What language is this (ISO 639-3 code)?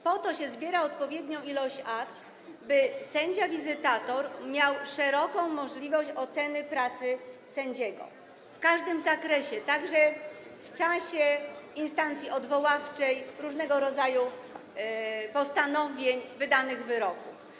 pol